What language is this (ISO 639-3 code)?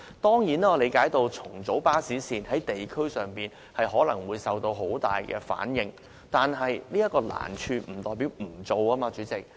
yue